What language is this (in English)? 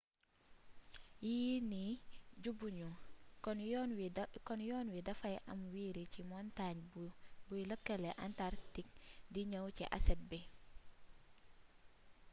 Wolof